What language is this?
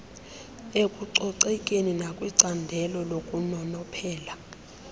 Xhosa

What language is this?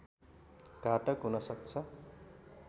Nepali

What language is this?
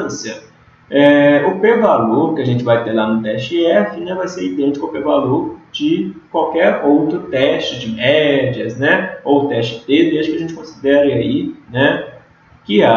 Portuguese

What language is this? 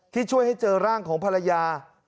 Thai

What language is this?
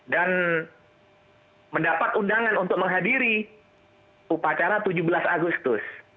Indonesian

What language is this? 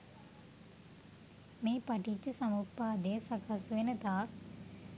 Sinhala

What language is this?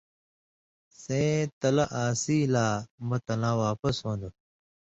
Indus Kohistani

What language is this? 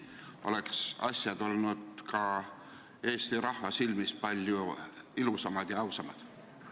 Estonian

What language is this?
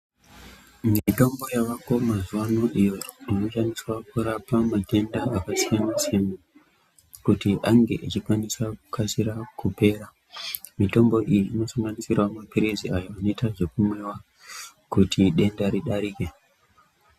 Ndau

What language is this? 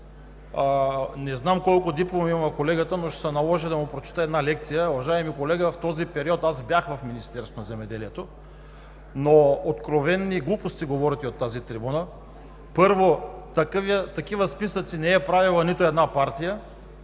Bulgarian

